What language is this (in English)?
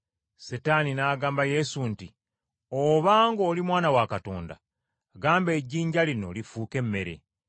Ganda